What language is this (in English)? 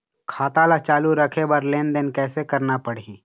Chhattisgarhi